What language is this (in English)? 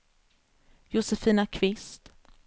Swedish